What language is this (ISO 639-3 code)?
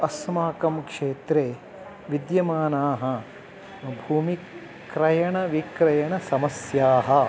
san